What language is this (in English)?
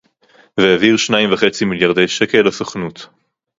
Hebrew